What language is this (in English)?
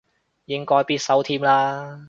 Cantonese